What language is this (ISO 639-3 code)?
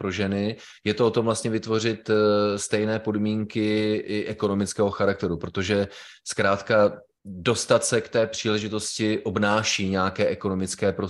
ces